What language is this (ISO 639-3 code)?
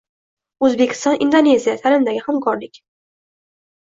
uzb